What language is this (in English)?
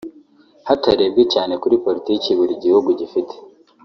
Kinyarwanda